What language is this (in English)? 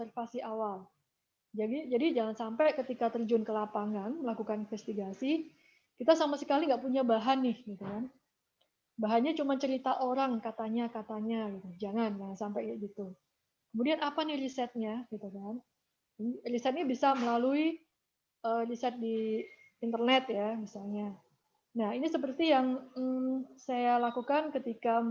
Indonesian